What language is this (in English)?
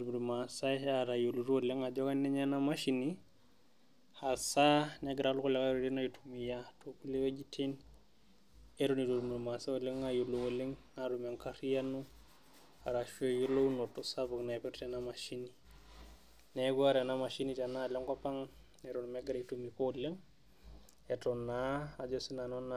Masai